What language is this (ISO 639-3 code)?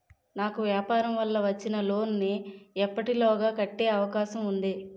tel